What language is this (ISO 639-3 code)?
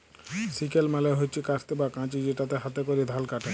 ben